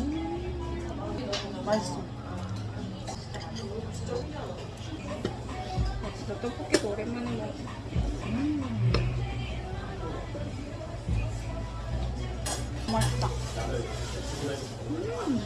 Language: Korean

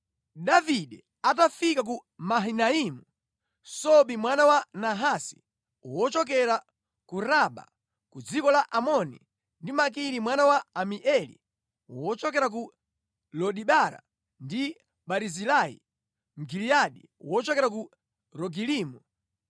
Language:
Nyanja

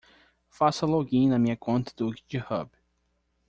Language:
Portuguese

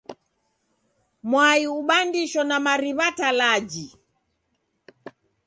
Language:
Taita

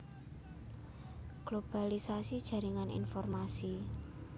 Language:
Javanese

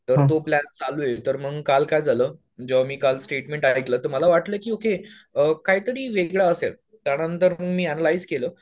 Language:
Marathi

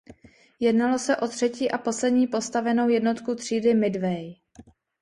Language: Czech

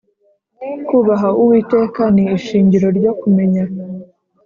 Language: Kinyarwanda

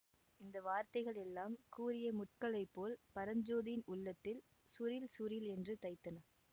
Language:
Tamil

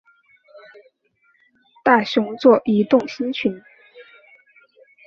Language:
Chinese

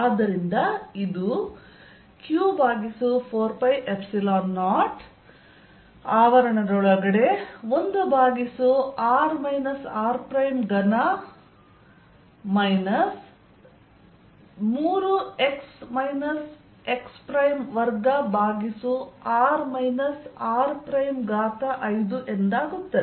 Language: Kannada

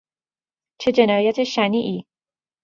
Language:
Persian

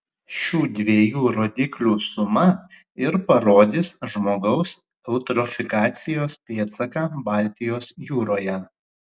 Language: Lithuanian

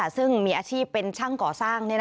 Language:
Thai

